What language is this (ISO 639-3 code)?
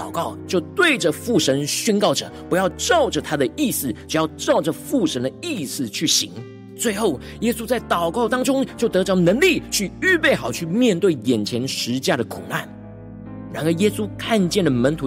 zho